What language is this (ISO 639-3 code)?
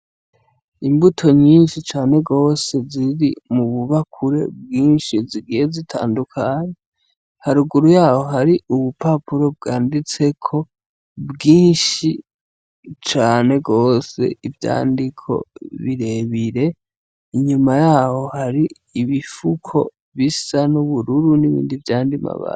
run